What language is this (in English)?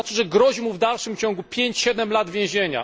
Polish